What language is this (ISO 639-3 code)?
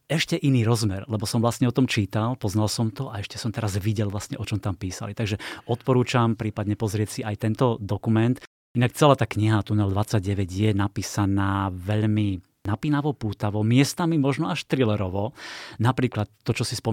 slk